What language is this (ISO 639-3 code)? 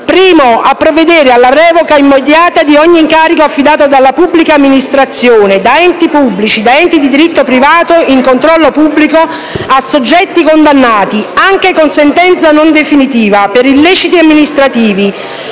ita